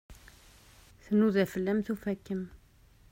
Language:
Kabyle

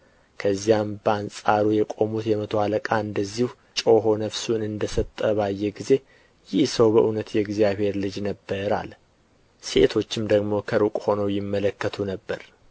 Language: Amharic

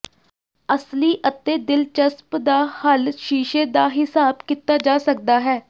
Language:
Punjabi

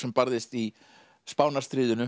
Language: Icelandic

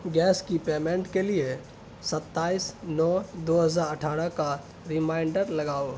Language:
Urdu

